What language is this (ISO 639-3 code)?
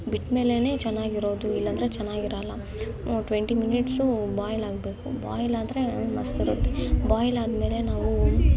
kan